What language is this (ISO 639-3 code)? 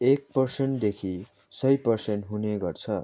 nep